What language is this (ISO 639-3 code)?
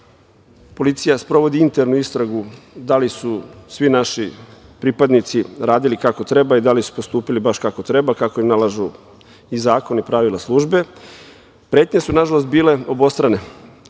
srp